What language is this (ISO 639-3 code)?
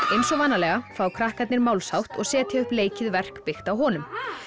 isl